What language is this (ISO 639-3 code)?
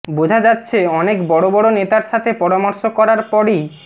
ben